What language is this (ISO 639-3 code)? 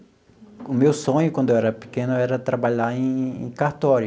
por